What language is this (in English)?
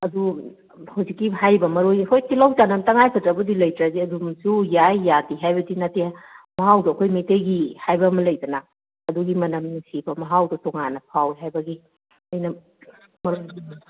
Manipuri